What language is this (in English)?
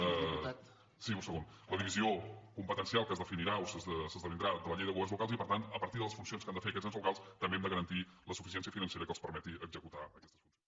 Catalan